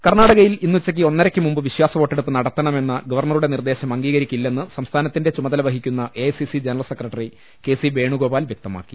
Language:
Malayalam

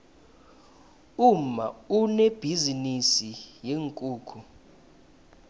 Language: South Ndebele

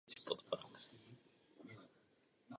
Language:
Czech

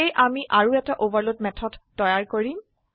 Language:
Assamese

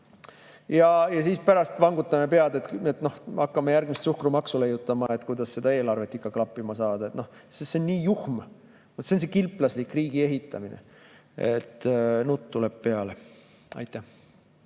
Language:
Estonian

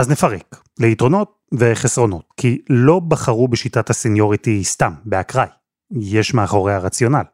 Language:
Hebrew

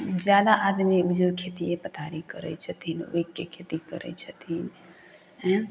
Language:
Maithili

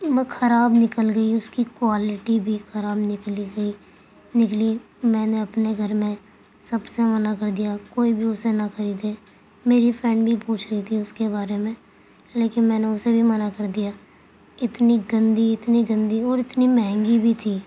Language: Urdu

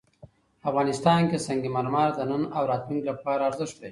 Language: Pashto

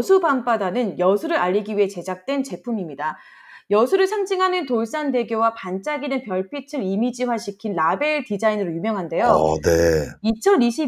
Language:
Korean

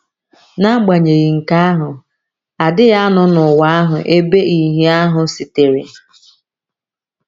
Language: Igbo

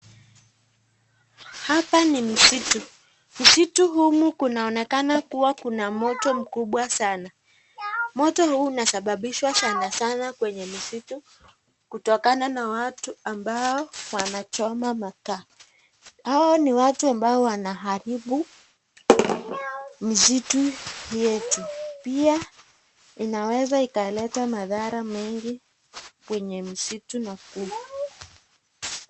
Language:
Swahili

